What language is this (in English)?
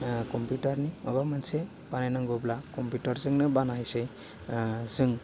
Bodo